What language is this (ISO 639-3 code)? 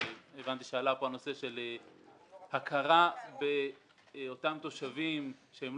heb